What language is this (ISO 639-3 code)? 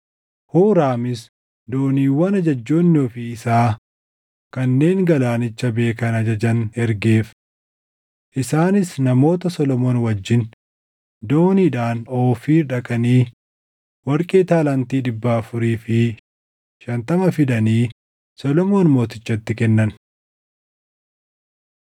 orm